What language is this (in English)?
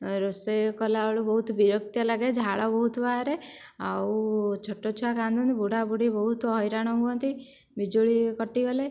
Odia